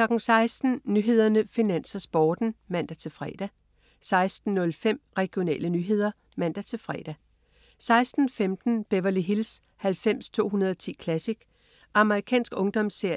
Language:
Danish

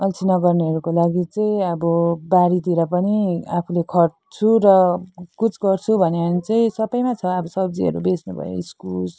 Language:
Nepali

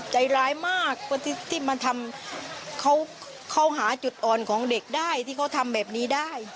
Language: Thai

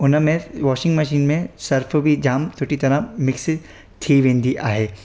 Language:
Sindhi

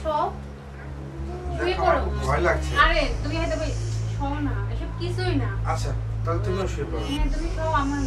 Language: Hindi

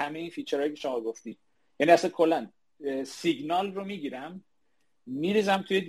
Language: Persian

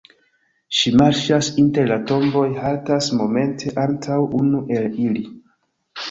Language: Esperanto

